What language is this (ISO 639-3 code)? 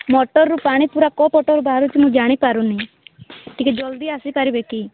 ori